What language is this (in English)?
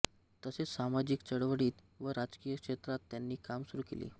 Marathi